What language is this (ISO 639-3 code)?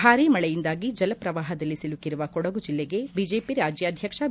kan